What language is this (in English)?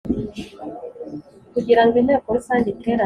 Kinyarwanda